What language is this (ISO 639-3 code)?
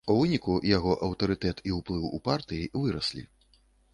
bel